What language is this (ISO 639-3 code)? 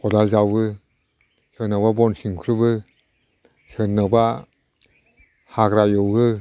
brx